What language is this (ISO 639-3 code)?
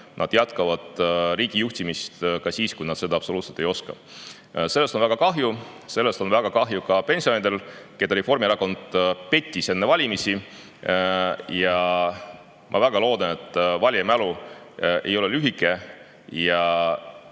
est